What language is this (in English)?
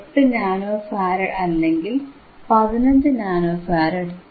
Malayalam